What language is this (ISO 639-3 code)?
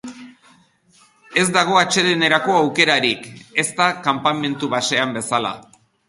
eus